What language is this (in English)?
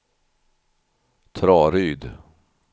Swedish